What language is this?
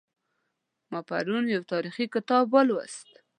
Pashto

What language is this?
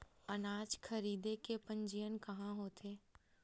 Chhattisgarhi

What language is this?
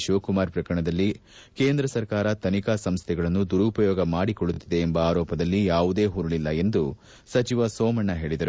Kannada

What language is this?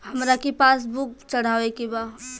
Bhojpuri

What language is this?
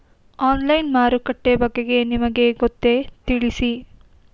Kannada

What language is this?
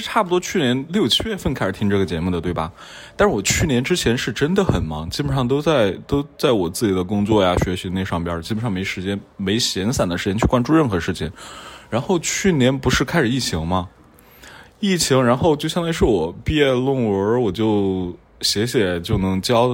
Chinese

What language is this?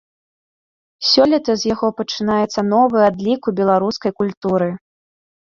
Belarusian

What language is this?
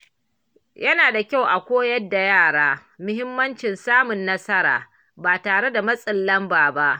Hausa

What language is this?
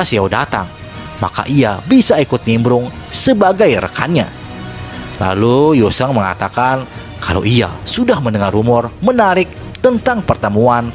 Indonesian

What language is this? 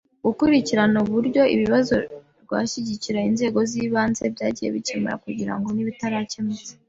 Kinyarwanda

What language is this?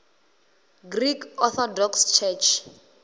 Venda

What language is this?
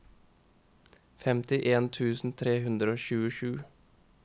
Norwegian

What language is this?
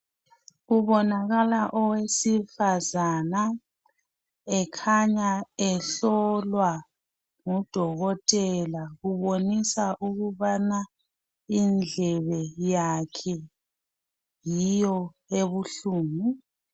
North Ndebele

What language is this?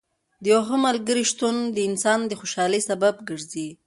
Pashto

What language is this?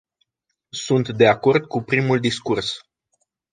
Romanian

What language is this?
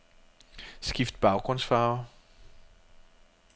Danish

